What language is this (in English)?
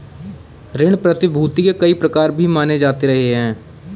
Hindi